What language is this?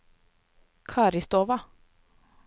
Norwegian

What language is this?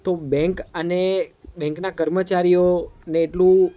Gujarati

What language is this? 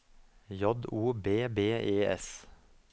Norwegian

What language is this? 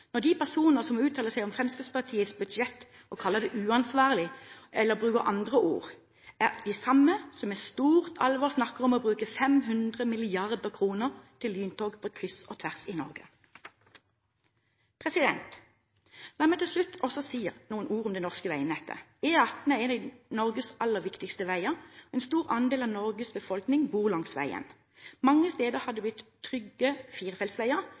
Norwegian Bokmål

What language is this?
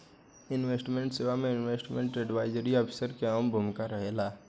Bhojpuri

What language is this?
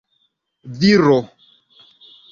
Esperanto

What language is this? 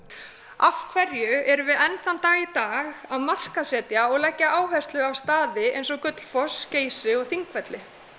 Icelandic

